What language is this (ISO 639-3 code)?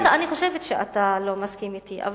heb